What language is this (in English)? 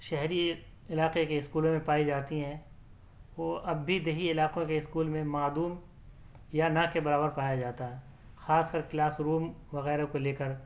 Urdu